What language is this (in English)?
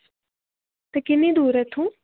Dogri